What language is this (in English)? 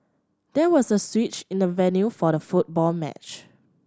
English